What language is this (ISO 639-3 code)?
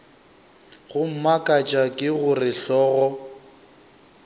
nso